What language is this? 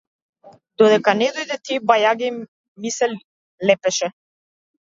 Macedonian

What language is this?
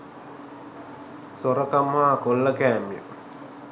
Sinhala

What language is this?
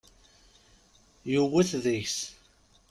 Kabyle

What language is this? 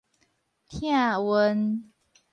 Min Nan Chinese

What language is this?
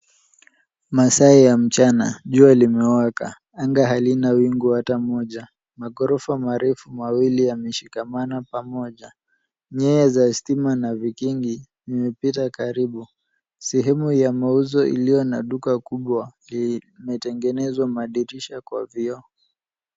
Swahili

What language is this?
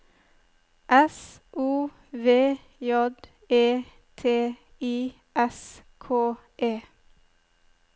Norwegian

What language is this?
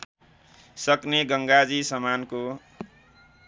Nepali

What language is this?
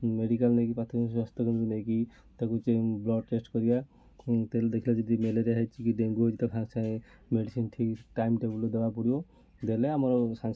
Odia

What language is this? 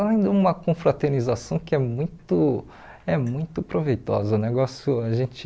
Portuguese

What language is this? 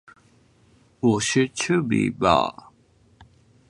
Chinese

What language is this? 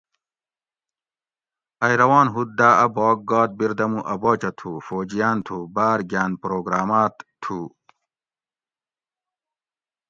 Gawri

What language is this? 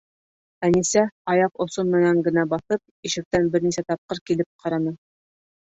Bashkir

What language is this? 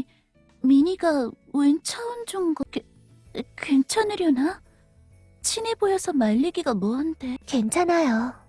Korean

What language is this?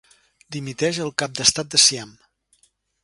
Catalan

